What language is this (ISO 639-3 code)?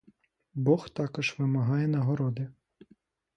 ukr